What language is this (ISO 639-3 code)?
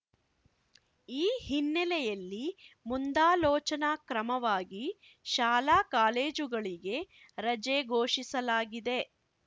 kan